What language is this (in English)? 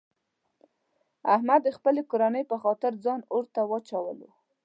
Pashto